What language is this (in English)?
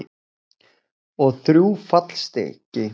Icelandic